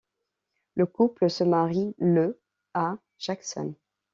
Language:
French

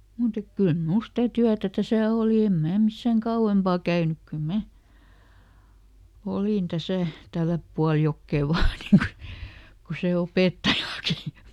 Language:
Finnish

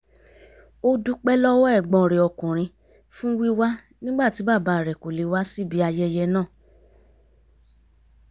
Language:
Yoruba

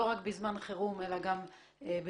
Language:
Hebrew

